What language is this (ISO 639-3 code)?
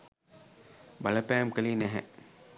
sin